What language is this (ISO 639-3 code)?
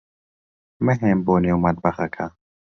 ckb